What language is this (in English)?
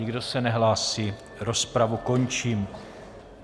Czech